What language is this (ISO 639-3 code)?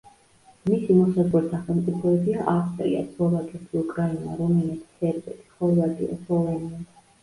kat